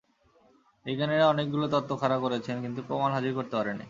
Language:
Bangla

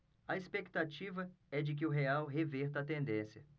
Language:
Portuguese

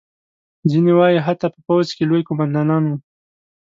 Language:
Pashto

